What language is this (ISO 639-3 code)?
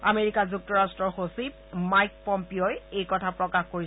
asm